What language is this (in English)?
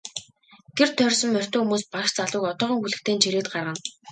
Mongolian